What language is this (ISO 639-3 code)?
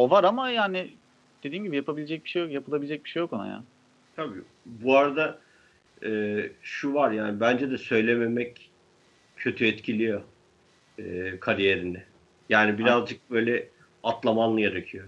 tur